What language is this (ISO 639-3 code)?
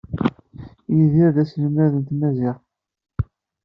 kab